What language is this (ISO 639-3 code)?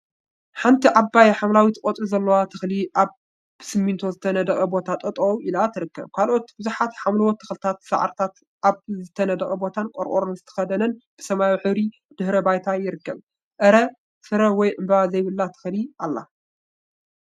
tir